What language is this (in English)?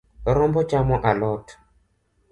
Luo (Kenya and Tanzania)